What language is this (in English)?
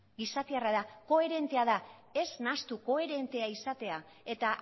Basque